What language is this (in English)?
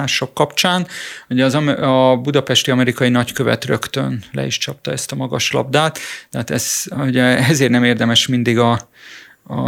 Hungarian